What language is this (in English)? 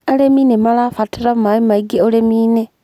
Kikuyu